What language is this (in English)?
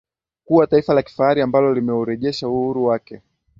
Swahili